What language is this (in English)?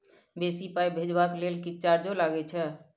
Maithili